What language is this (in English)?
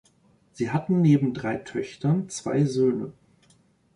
German